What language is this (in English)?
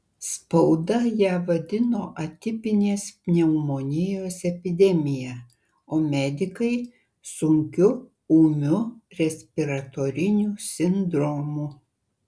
Lithuanian